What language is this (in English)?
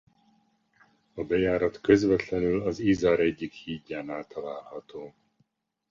Hungarian